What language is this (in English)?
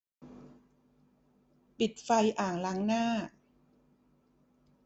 Thai